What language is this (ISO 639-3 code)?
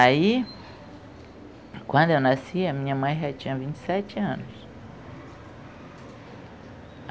por